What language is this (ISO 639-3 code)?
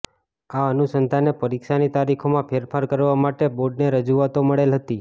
guj